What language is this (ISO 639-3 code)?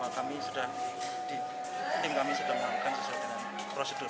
ind